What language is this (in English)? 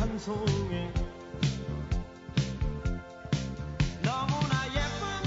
Korean